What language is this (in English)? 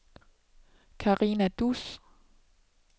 Danish